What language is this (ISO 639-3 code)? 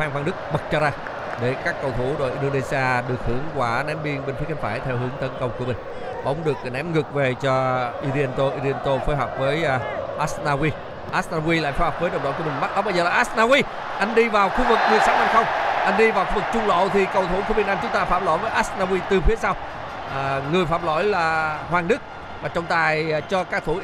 vie